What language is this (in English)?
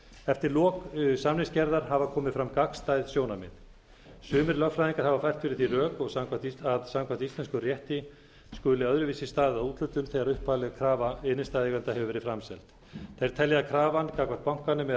Icelandic